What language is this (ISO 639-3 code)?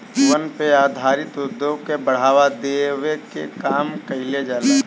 bho